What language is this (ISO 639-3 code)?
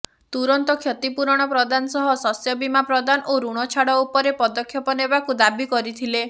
ori